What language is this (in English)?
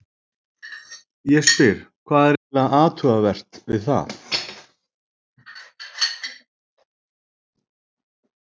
Icelandic